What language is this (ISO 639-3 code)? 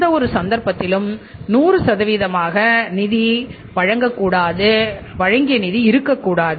tam